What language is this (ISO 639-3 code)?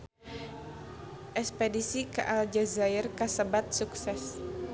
sun